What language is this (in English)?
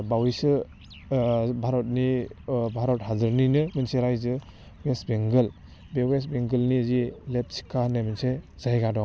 Bodo